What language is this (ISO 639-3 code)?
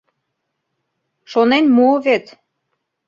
chm